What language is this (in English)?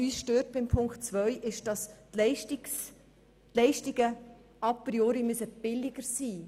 Swiss German